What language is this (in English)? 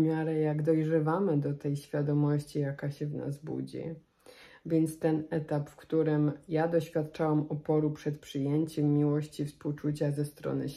Polish